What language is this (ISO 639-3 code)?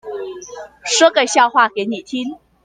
zho